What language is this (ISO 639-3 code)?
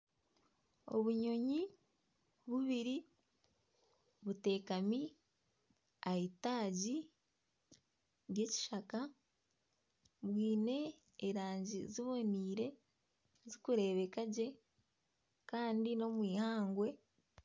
nyn